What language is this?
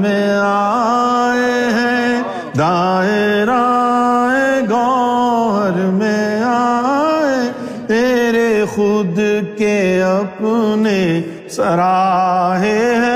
Urdu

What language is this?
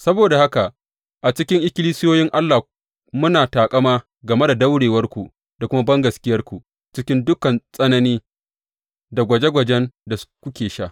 Hausa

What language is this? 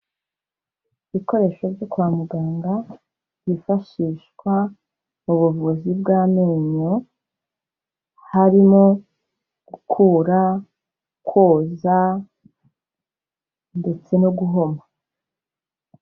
Kinyarwanda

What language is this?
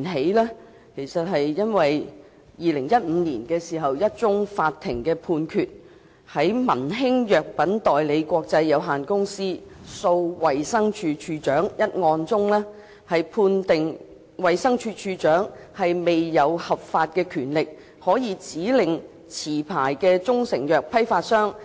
Cantonese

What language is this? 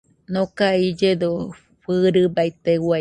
Nüpode Huitoto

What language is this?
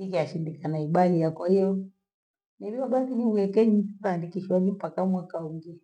Gweno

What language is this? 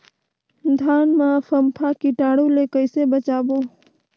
Chhattisgarhi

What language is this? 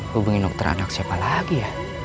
Indonesian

